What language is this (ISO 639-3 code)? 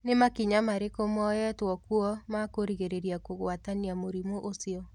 kik